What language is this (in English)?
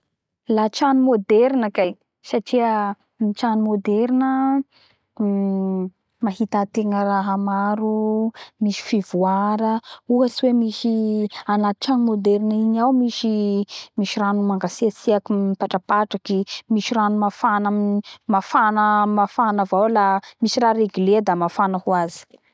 Bara Malagasy